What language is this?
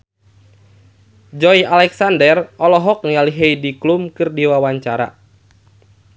Sundanese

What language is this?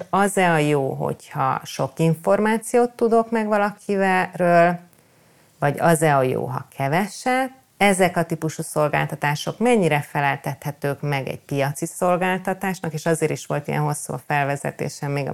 Hungarian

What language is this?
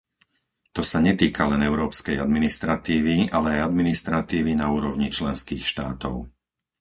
Slovak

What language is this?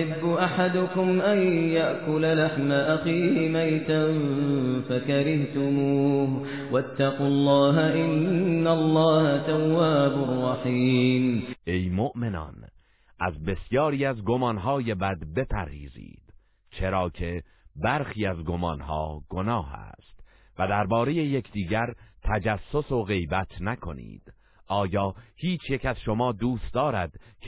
Persian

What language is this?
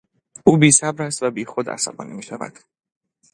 Persian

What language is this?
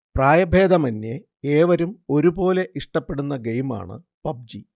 Malayalam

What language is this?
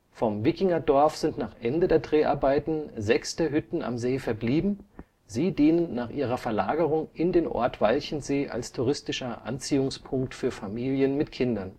German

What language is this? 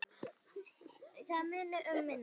Icelandic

